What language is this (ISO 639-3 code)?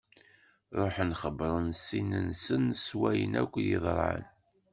kab